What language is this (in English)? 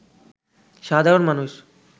Bangla